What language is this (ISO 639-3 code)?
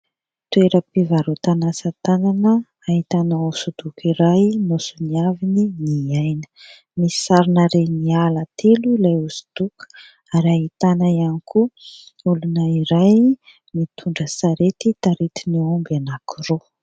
mlg